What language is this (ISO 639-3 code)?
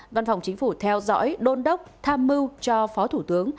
vie